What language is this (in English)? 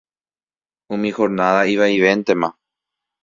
Guarani